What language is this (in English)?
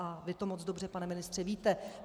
Czech